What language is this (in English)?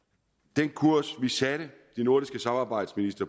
Danish